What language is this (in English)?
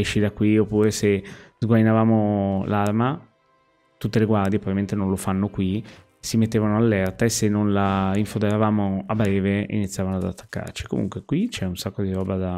Italian